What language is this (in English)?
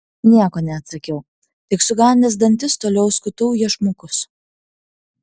Lithuanian